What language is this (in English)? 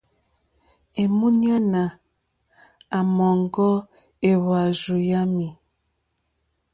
Mokpwe